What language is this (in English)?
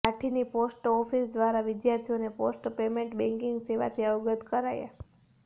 Gujarati